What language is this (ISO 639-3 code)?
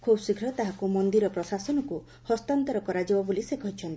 ori